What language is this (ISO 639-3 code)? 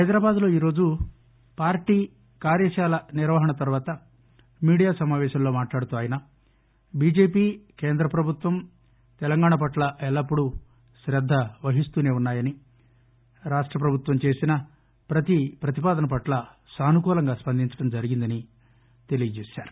tel